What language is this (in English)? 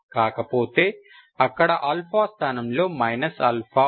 Telugu